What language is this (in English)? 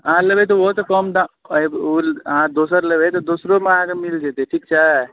Maithili